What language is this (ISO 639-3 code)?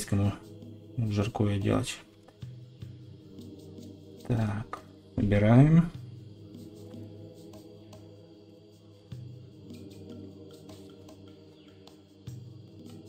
rus